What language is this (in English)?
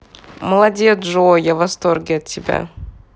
Russian